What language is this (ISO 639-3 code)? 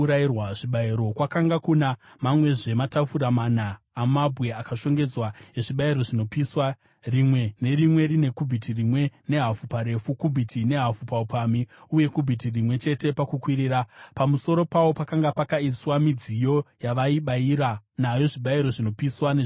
sna